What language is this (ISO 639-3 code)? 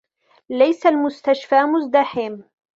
ara